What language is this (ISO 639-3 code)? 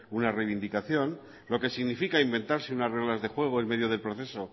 spa